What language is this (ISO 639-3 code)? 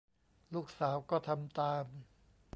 tha